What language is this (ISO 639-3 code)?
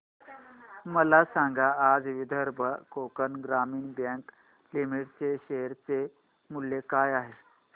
mar